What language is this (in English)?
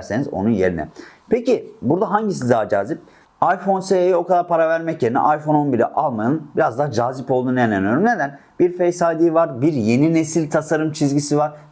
Turkish